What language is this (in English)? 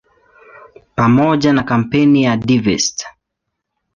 Swahili